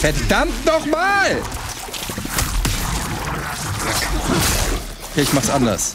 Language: German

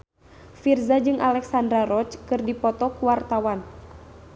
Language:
Sundanese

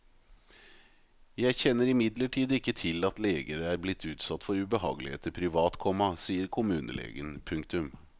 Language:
Norwegian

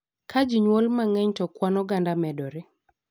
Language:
Luo (Kenya and Tanzania)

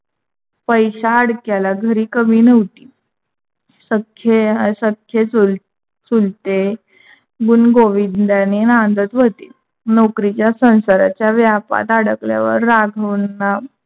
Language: Marathi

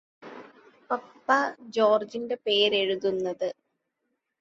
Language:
Malayalam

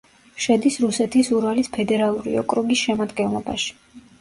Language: Georgian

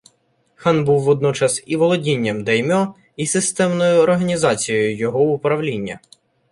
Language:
Ukrainian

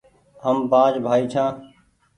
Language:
Goaria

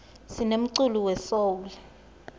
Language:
Swati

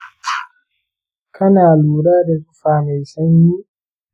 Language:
Hausa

